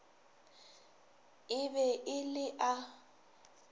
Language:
Northern Sotho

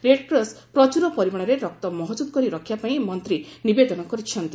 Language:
Odia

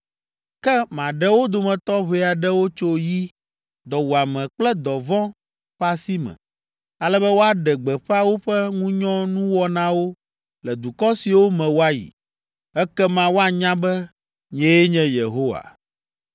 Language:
Ewe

